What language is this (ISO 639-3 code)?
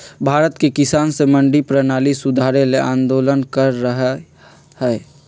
mag